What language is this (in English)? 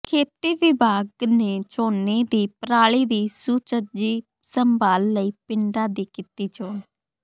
Punjabi